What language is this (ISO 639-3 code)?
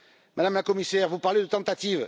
fra